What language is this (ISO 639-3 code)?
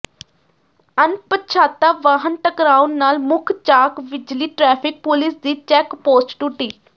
pan